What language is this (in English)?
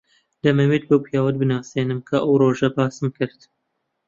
Central Kurdish